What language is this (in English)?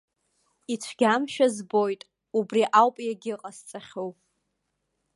Abkhazian